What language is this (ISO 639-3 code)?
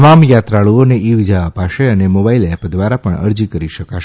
guj